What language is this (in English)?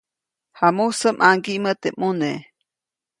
Copainalá Zoque